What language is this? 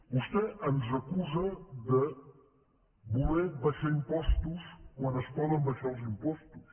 Catalan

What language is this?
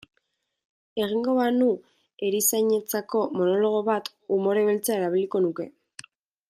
Basque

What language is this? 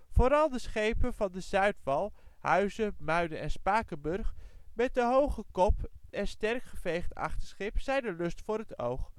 Dutch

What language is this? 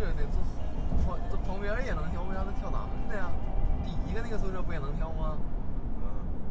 Chinese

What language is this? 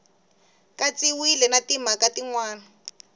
Tsonga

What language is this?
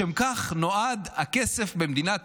Hebrew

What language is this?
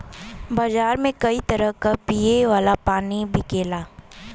Bhojpuri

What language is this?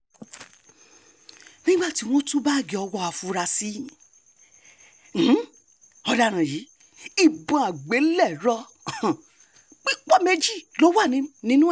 Yoruba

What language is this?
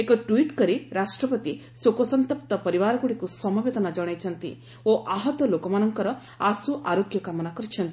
Odia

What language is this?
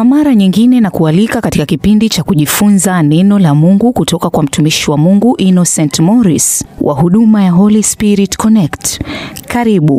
Swahili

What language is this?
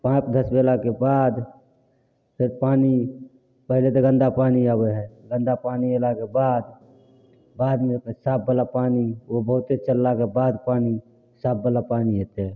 Maithili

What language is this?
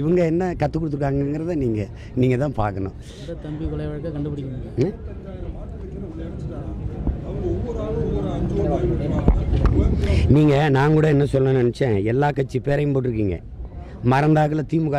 Indonesian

